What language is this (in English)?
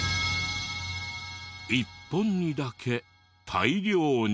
Japanese